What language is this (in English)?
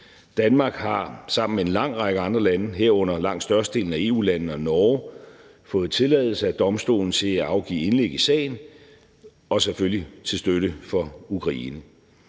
Danish